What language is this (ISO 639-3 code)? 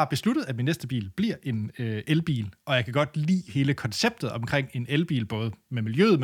dan